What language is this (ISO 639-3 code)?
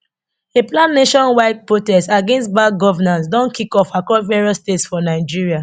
pcm